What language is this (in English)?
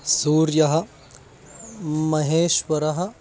Sanskrit